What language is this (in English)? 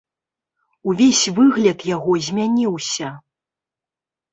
Belarusian